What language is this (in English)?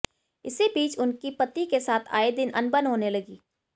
Hindi